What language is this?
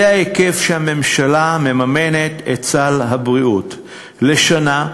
Hebrew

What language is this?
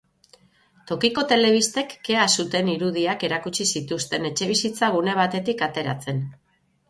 Basque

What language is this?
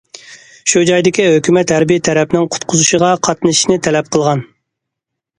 Uyghur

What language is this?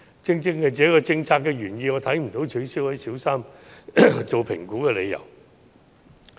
Cantonese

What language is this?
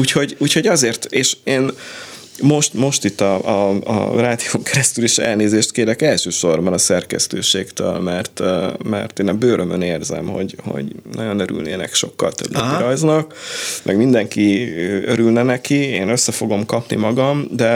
Hungarian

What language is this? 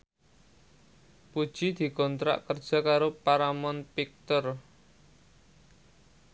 Javanese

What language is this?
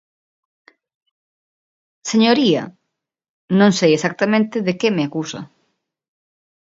Galician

